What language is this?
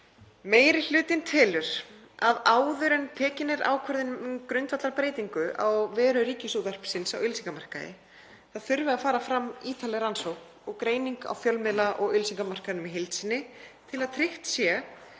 Icelandic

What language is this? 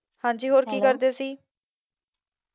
Punjabi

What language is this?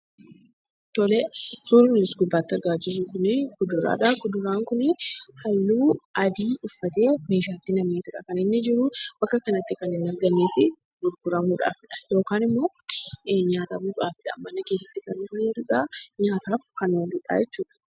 Oromo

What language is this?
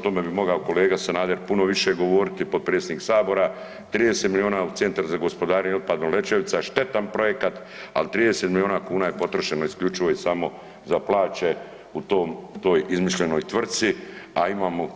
Croatian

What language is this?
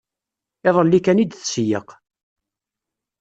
Kabyle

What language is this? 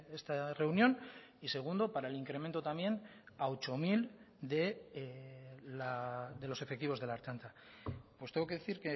Spanish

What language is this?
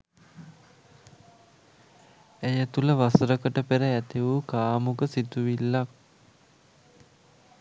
Sinhala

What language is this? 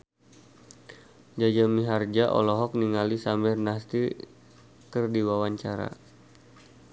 Sundanese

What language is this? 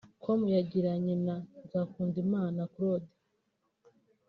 Kinyarwanda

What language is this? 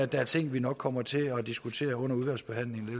Danish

